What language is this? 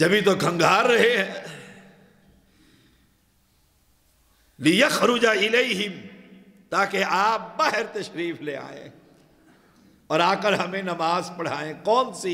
Arabic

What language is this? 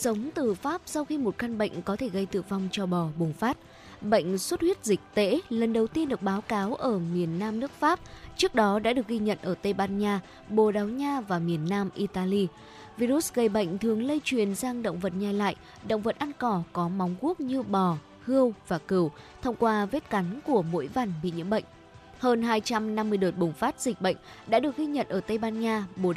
Vietnamese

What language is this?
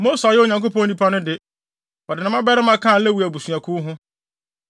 Akan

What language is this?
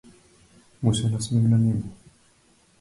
Macedonian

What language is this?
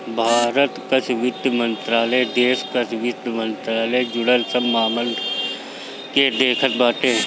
Bhojpuri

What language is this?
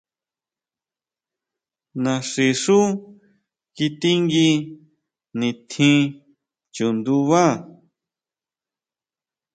Huautla Mazatec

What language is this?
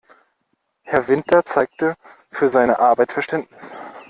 German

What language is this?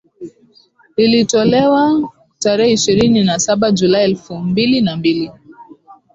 Swahili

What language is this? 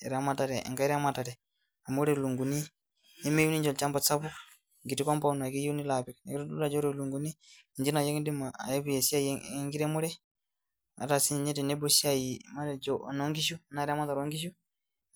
Masai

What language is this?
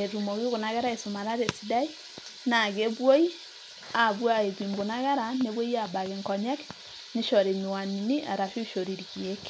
Masai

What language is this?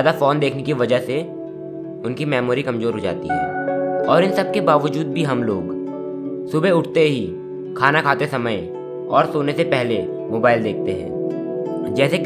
Hindi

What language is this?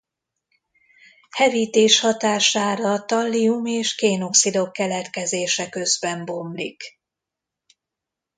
Hungarian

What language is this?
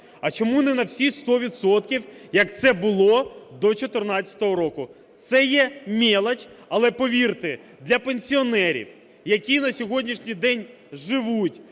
Ukrainian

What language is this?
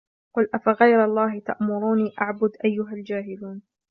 Arabic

